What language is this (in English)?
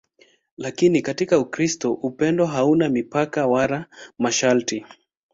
Swahili